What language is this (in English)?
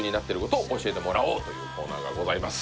Japanese